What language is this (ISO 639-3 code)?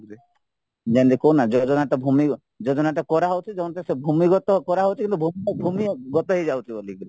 ori